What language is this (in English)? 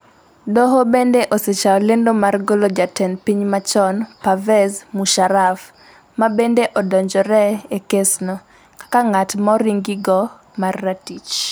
Luo (Kenya and Tanzania)